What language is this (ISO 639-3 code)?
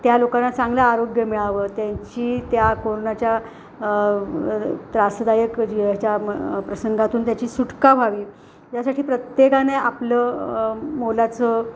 mar